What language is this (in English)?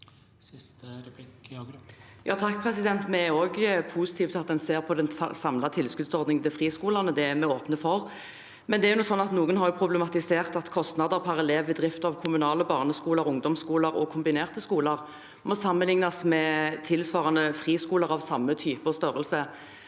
Norwegian